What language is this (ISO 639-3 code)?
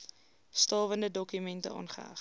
afr